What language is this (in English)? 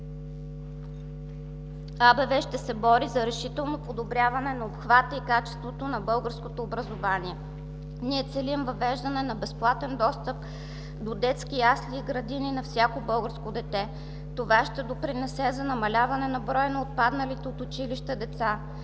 Bulgarian